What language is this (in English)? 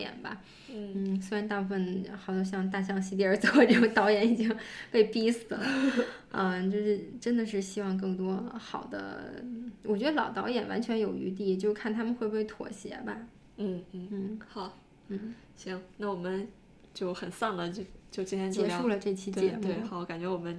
Chinese